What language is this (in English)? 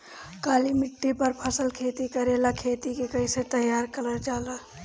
Bhojpuri